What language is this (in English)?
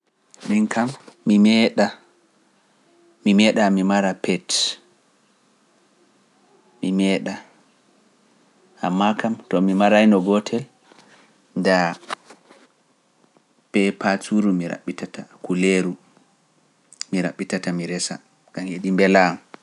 Pular